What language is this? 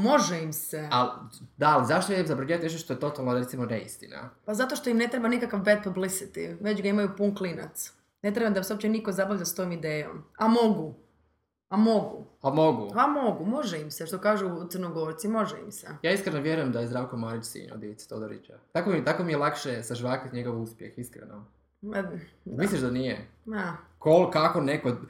Croatian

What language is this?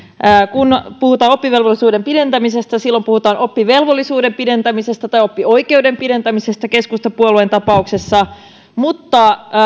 Finnish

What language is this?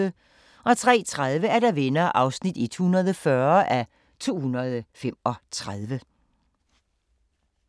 Danish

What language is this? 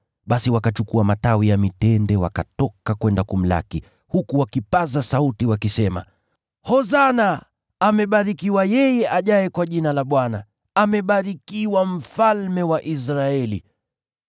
Swahili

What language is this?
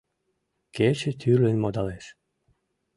Mari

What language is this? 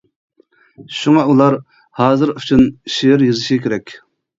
Uyghur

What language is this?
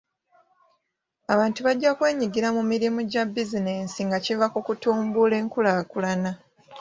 Ganda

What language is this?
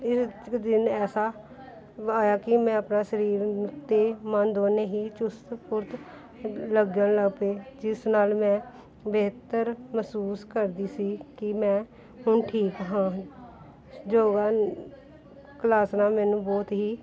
Punjabi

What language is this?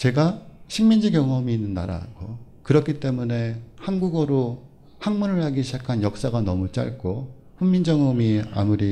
Korean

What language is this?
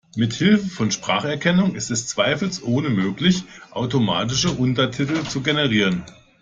German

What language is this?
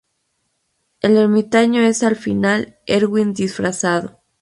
Spanish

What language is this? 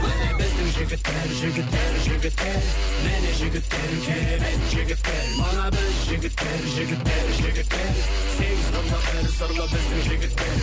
Kazakh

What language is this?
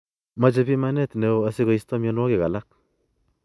Kalenjin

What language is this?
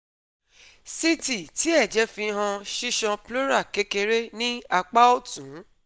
Yoruba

